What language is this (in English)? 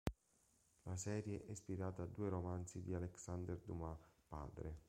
Italian